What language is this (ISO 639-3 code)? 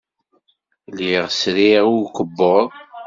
kab